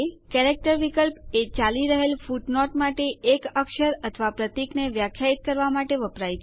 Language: Gujarati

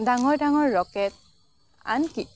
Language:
Assamese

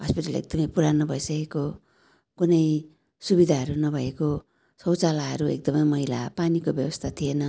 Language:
Nepali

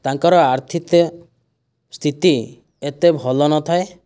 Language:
Odia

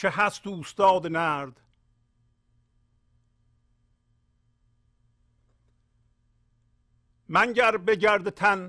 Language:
Persian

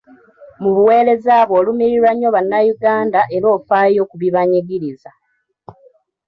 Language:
Ganda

